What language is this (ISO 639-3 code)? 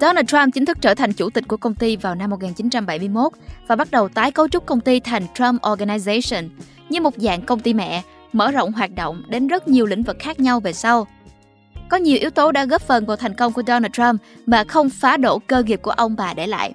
vie